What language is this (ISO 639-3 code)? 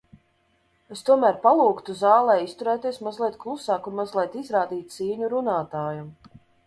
lav